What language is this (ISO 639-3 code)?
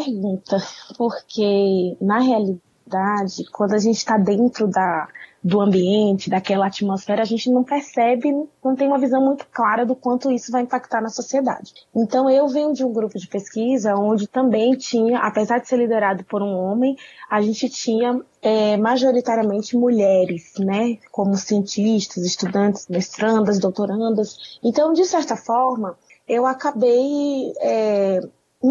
por